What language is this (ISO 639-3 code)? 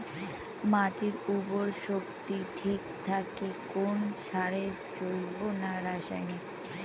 ben